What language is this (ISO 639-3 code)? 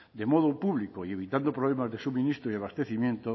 spa